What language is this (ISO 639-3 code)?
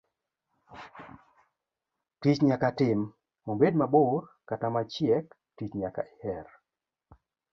luo